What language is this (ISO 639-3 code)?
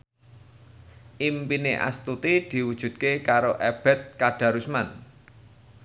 jav